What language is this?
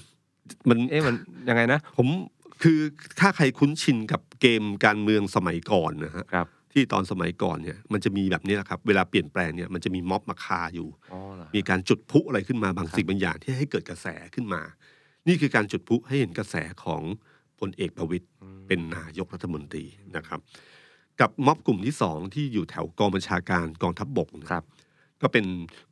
Thai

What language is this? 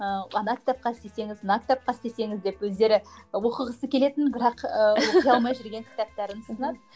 Kazakh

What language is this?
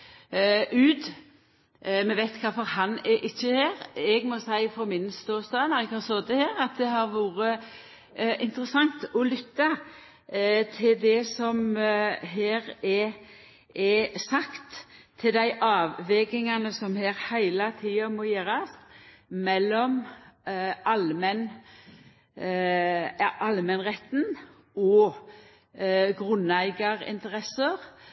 Norwegian Nynorsk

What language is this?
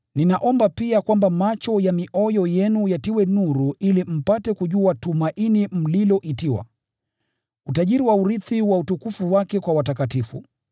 Swahili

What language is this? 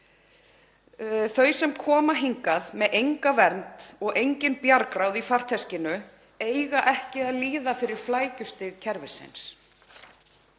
Icelandic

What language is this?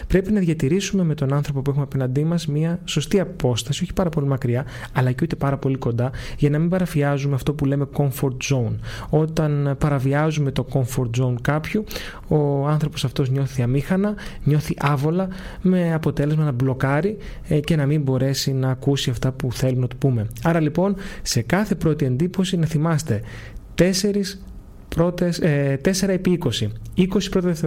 Greek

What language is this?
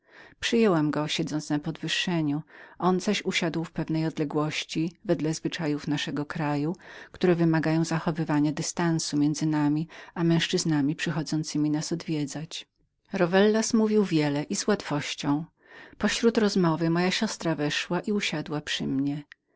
Polish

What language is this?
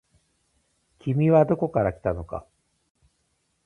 Japanese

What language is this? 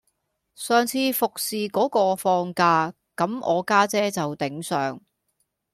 Cantonese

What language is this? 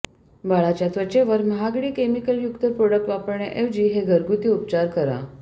Marathi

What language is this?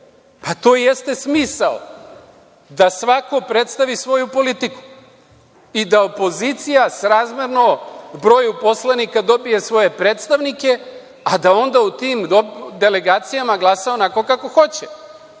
Serbian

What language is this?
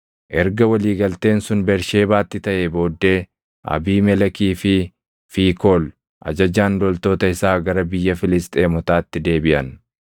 Oromo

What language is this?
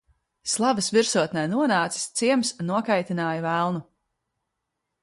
Latvian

